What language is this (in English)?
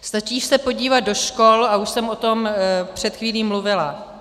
Czech